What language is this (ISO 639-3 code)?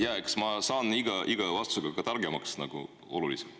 est